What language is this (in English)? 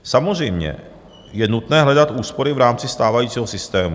Czech